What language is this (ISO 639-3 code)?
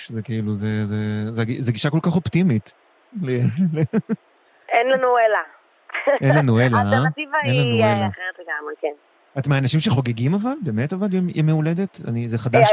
heb